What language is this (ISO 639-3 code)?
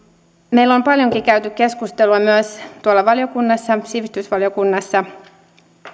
fin